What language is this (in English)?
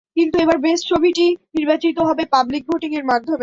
Bangla